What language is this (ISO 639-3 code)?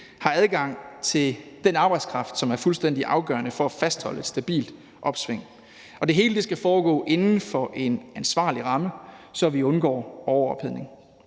dan